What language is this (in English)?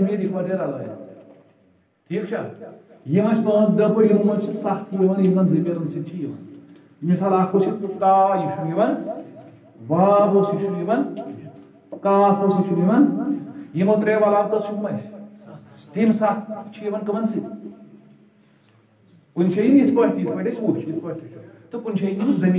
Turkish